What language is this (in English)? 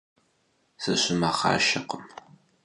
Kabardian